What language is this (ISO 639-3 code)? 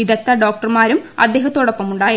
mal